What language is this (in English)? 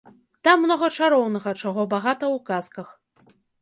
Belarusian